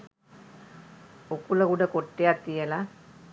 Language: Sinhala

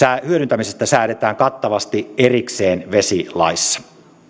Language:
Finnish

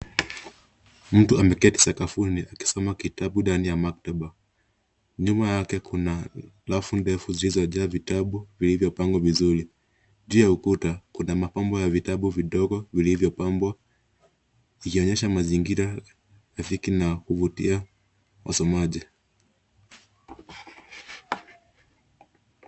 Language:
Swahili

